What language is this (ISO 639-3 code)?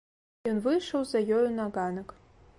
bel